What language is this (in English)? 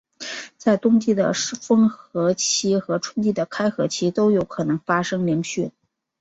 Chinese